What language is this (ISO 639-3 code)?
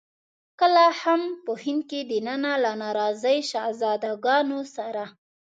pus